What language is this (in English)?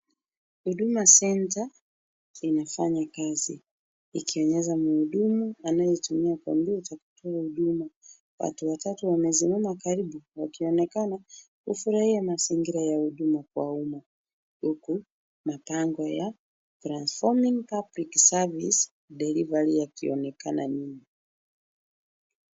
Swahili